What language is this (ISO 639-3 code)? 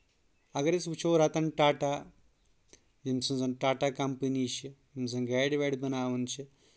kas